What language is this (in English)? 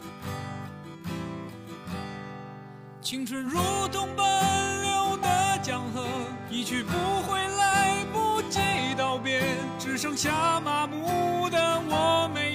Chinese